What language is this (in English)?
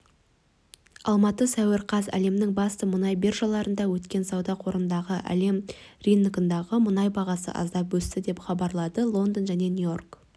Kazakh